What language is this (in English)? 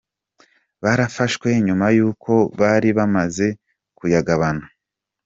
Kinyarwanda